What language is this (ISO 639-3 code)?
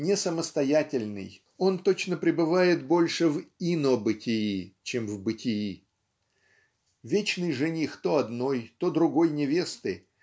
rus